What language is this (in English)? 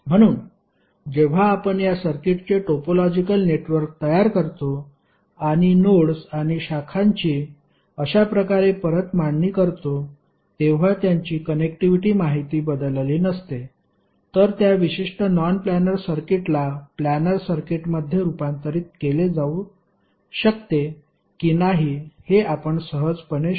Marathi